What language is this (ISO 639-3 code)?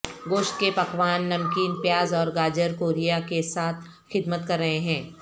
urd